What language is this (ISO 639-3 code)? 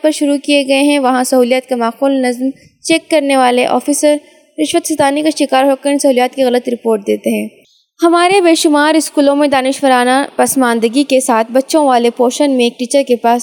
urd